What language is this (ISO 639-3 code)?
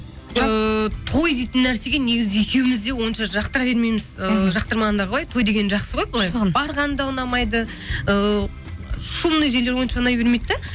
kaz